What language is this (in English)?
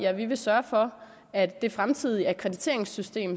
Danish